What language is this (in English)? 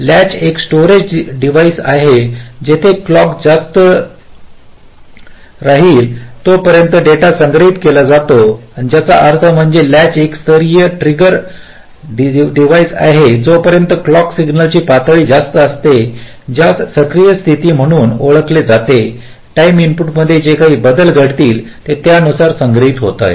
Marathi